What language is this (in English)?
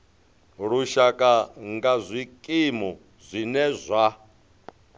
Venda